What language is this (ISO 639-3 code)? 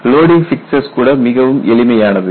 tam